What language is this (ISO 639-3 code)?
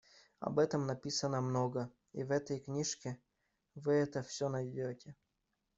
rus